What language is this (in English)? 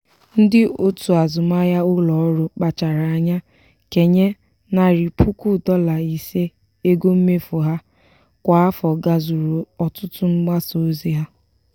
Igbo